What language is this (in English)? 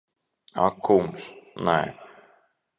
Latvian